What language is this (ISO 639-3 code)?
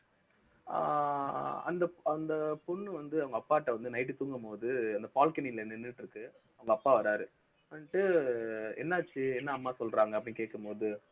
tam